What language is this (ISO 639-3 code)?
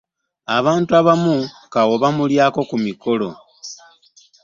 lug